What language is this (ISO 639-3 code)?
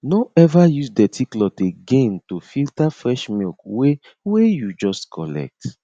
pcm